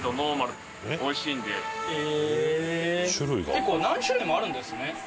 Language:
Japanese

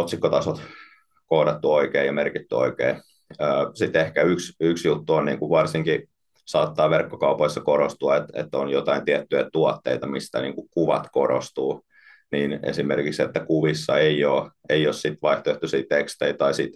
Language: Finnish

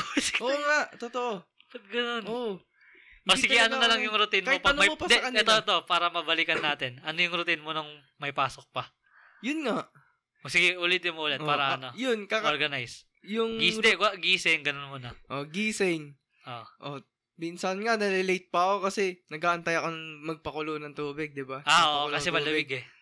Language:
Filipino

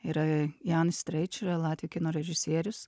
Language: Lithuanian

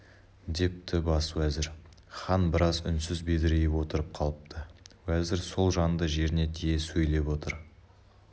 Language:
Kazakh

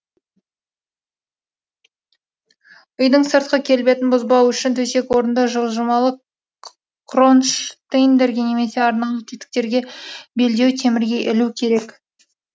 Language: Kazakh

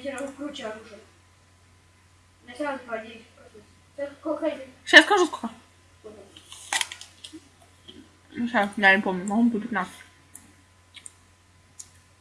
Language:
Russian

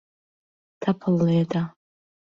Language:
Central Kurdish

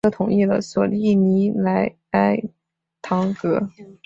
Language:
Chinese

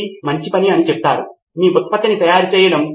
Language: Telugu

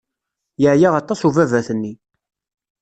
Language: Kabyle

